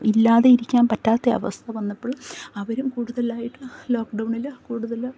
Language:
Malayalam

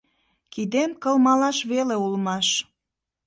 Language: Mari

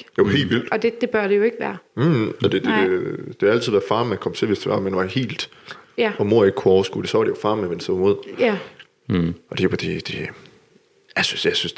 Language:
Danish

